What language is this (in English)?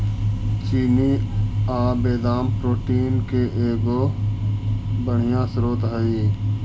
Magahi